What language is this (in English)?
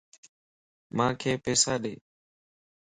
Lasi